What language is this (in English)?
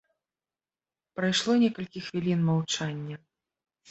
Belarusian